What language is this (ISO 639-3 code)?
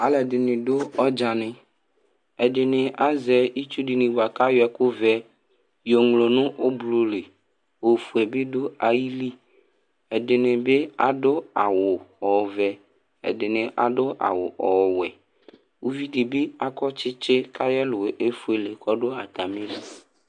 kpo